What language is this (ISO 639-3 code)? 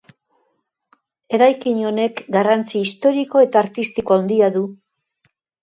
eus